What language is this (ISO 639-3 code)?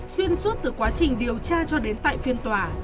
vie